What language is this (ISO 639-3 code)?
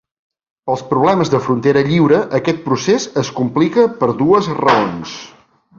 cat